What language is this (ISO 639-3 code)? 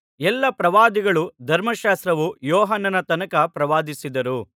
kan